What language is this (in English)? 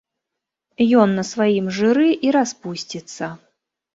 Belarusian